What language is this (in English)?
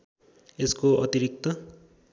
Nepali